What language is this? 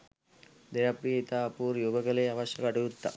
Sinhala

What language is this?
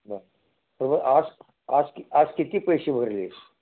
Marathi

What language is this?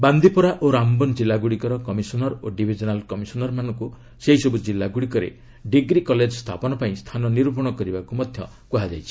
Odia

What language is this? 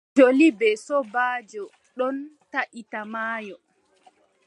Adamawa Fulfulde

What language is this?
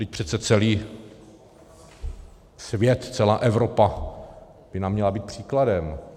Czech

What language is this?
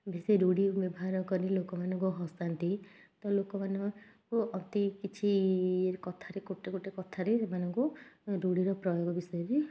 Odia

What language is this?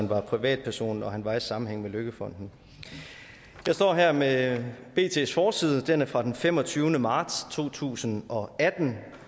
Danish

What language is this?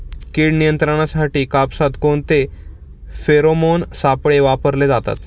Marathi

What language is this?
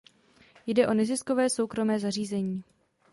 Czech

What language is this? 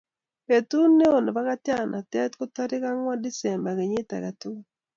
Kalenjin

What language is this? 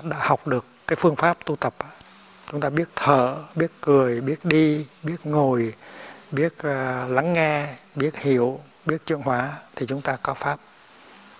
Vietnamese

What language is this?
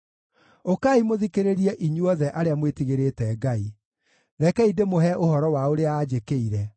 Kikuyu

